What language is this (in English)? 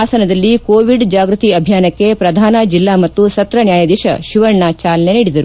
Kannada